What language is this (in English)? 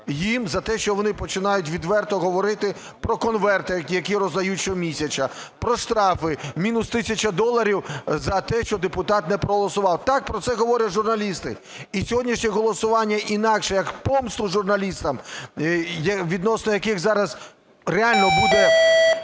Ukrainian